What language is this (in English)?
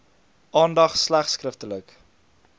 Afrikaans